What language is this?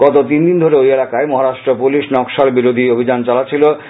Bangla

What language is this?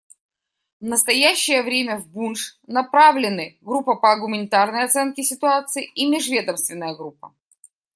Russian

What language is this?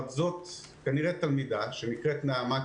Hebrew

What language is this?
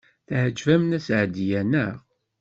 Kabyle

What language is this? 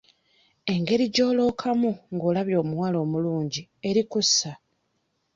Ganda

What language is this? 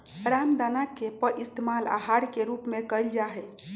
Magahi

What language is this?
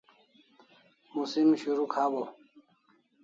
Kalasha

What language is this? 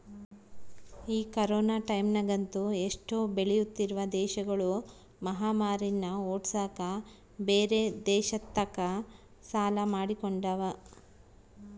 Kannada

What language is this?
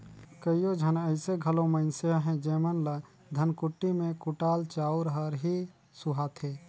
Chhattisgarhi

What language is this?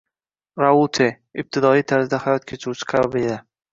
Uzbek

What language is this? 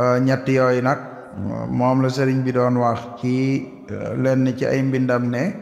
Indonesian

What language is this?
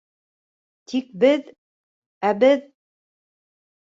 Bashkir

